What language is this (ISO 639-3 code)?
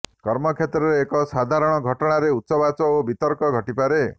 ori